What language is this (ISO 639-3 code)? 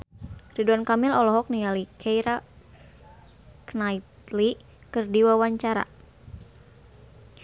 sun